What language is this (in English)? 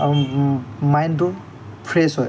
Assamese